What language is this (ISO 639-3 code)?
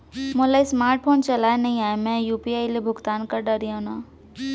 hne